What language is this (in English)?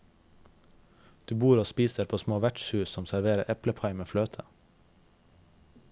Norwegian